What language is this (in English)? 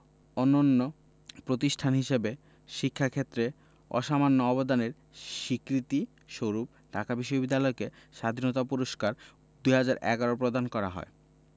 Bangla